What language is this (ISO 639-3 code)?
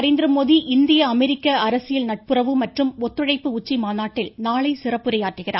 tam